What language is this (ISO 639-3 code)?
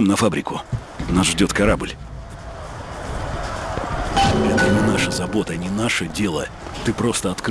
rus